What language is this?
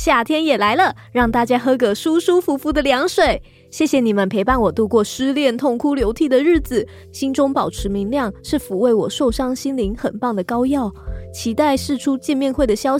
Chinese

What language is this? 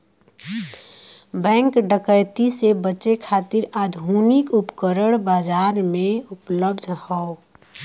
Bhojpuri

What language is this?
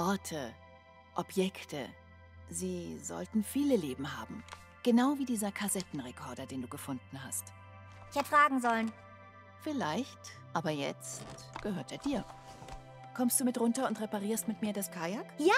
German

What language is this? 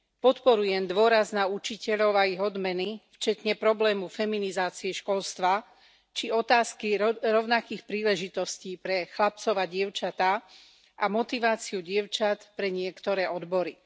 Slovak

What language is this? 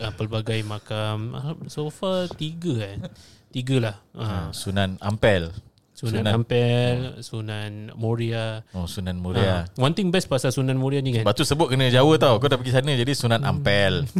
Malay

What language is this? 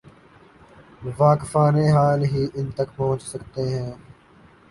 Urdu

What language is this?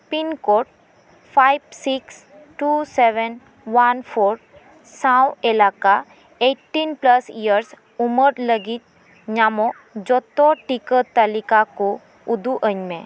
Santali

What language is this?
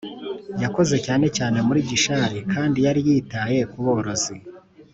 Kinyarwanda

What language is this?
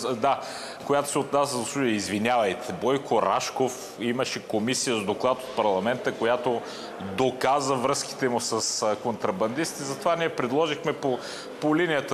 Bulgarian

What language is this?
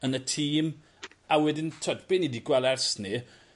Welsh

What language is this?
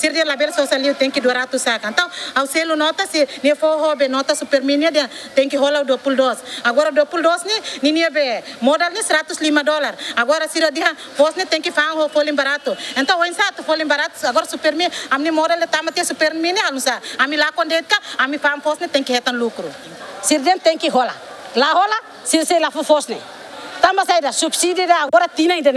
Indonesian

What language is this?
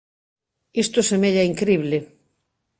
Galician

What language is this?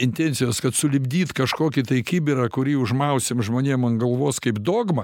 Lithuanian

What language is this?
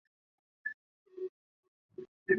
Chinese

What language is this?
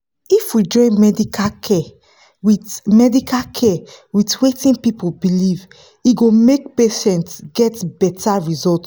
Nigerian Pidgin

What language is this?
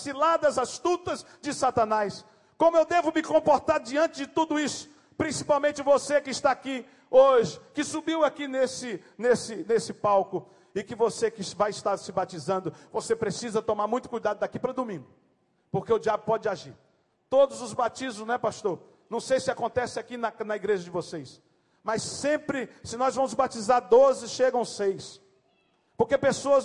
Portuguese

